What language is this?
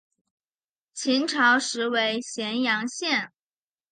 Chinese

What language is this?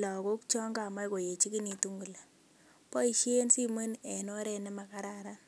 Kalenjin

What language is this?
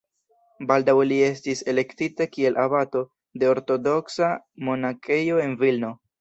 Esperanto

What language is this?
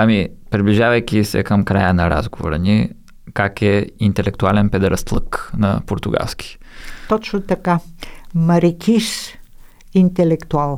Bulgarian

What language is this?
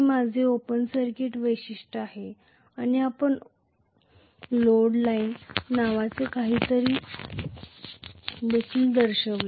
Marathi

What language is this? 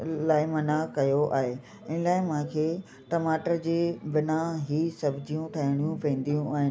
Sindhi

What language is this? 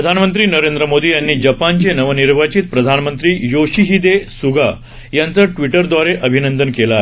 Marathi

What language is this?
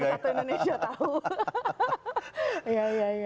Indonesian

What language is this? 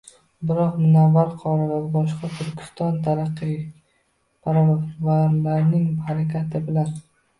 Uzbek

